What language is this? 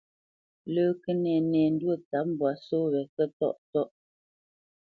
Bamenyam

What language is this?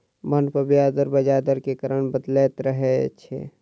Maithili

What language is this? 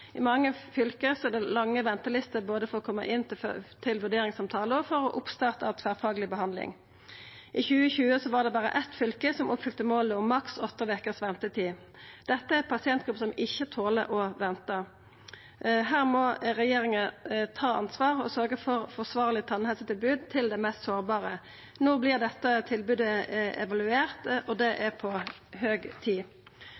Norwegian Nynorsk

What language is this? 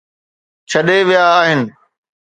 Sindhi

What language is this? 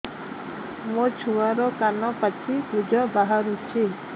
Odia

